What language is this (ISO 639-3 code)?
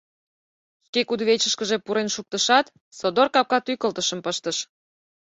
chm